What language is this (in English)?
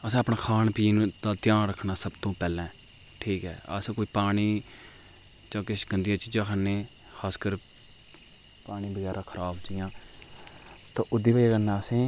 Dogri